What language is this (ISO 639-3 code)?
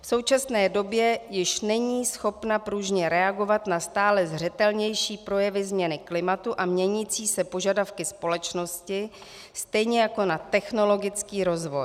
ces